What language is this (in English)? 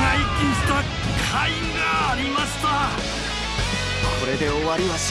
Japanese